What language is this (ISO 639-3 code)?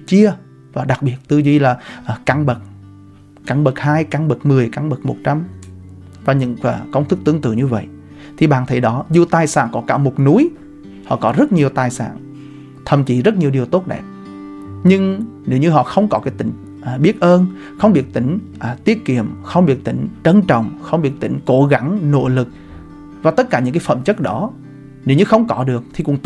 vie